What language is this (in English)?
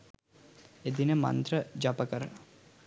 Sinhala